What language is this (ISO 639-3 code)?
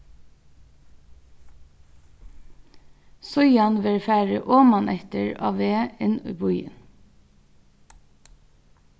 fao